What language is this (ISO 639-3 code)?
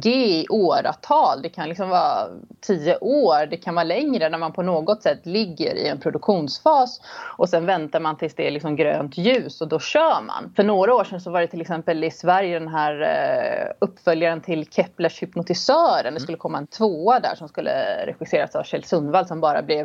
swe